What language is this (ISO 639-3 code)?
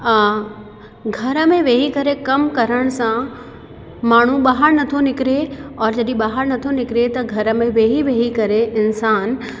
snd